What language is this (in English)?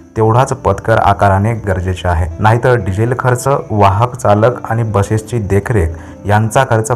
Hindi